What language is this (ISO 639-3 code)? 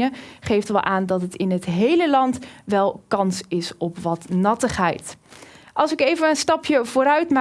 nld